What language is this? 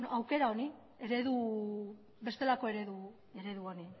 Basque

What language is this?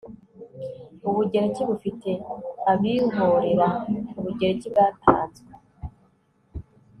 Kinyarwanda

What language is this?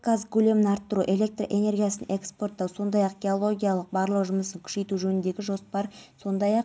Kazakh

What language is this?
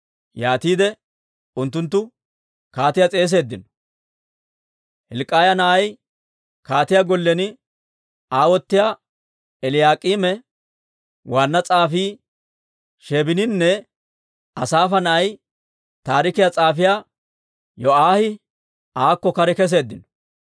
Dawro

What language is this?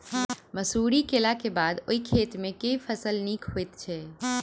Maithili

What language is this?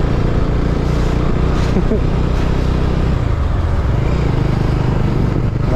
Arabic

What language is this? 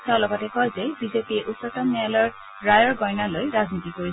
Assamese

